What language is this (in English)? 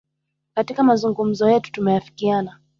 Swahili